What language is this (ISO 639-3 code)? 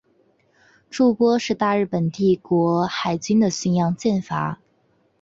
zho